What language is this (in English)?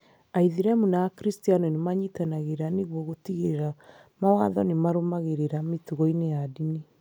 Kikuyu